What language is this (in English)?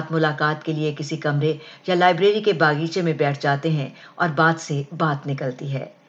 Urdu